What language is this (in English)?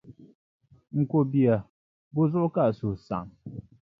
Dagbani